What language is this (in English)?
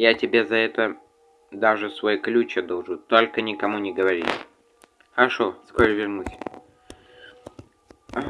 Russian